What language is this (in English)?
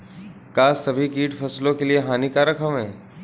Bhojpuri